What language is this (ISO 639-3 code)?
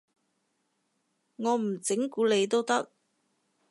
yue